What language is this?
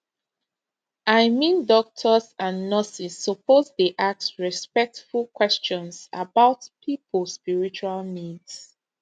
Nigerian Pidgin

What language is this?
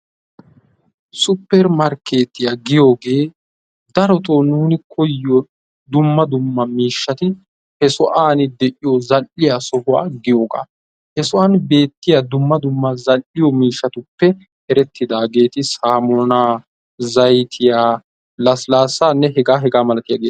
Wolaytta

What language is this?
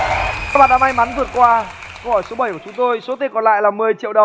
Vietnamese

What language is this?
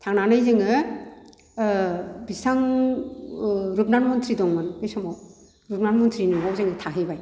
Bodo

